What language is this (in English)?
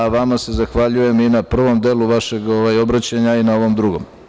Serbian